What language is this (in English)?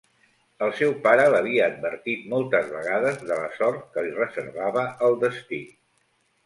Catalan